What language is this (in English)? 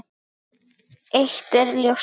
Icelandic